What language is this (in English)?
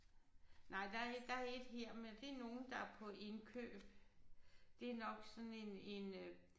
Danish